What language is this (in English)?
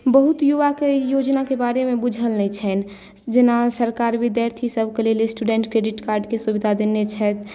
Maithili